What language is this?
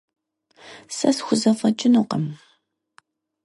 Kabardian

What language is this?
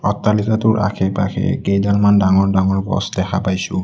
Assamese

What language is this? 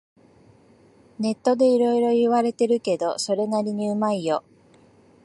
Japanese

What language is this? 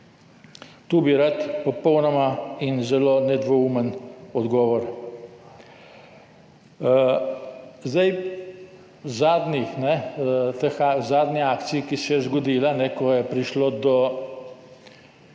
Slovenian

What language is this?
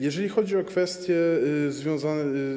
Polish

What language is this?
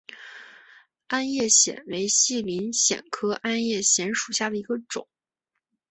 Chinese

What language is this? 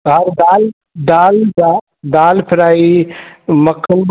Sindhi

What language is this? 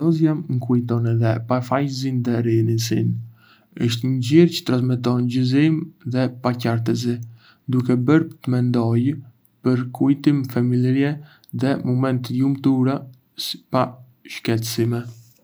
Arbëreshë Albanian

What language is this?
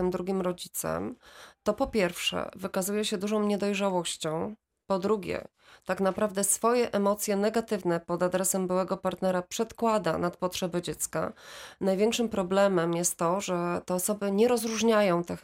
Polish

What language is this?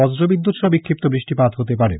Bangla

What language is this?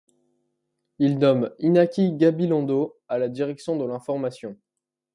French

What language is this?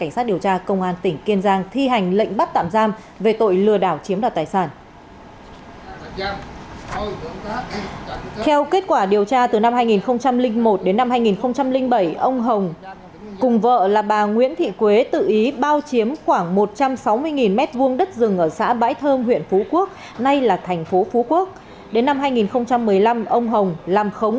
Vietnamese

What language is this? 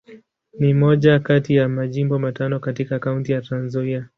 Swahili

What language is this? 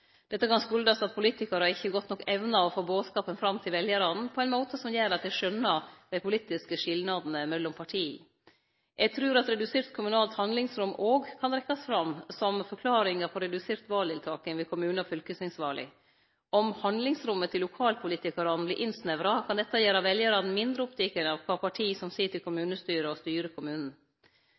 Norwegian Nynorsk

